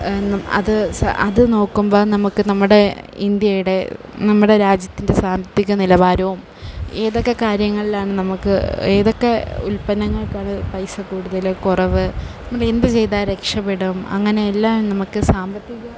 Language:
Malayalam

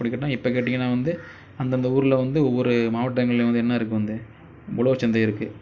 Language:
Tamil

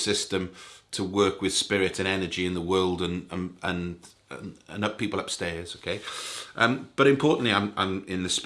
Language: English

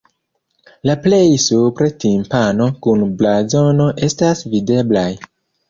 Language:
Esperanto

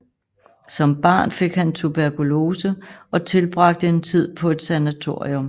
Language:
Danish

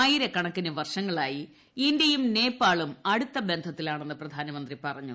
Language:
Malayalam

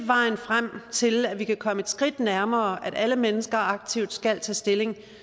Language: Danish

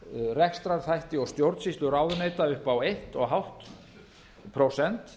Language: Icelandic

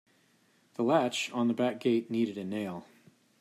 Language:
English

